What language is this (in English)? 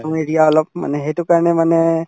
Assamese